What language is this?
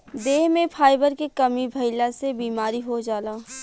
Bhojpuri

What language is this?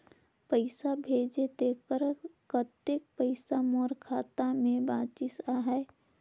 Chhattisgarhi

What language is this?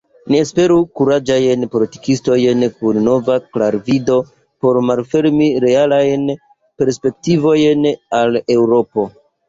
Esperanto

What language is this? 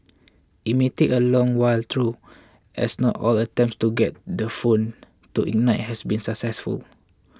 English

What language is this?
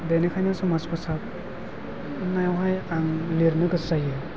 Bodo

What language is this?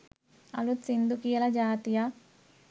Sinhala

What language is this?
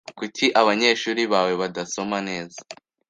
Kinyarwanda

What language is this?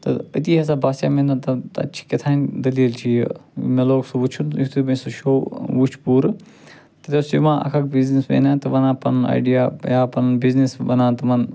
Kashmiri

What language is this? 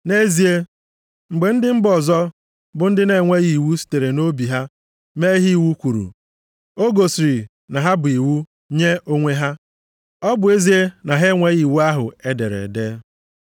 Igbo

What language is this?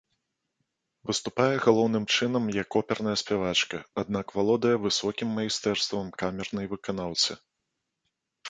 Belarusian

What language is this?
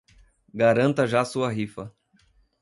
Portuguese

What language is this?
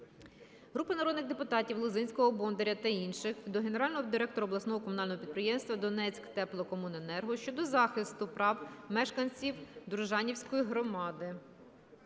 Ukrainian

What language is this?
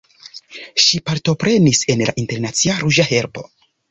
Esperanto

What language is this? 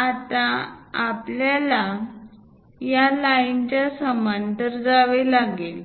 Marathi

